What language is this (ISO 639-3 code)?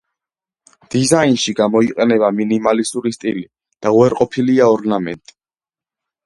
kat